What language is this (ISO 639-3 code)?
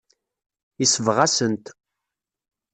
kab